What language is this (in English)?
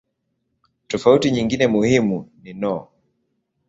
Swahili